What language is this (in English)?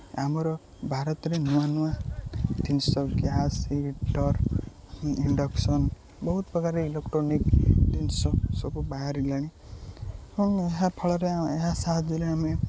Odia